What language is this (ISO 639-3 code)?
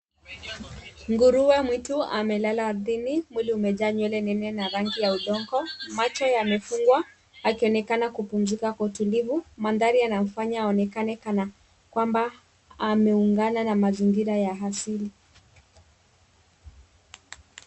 swa